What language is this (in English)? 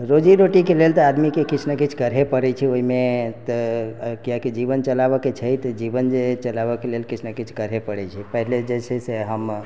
Maithili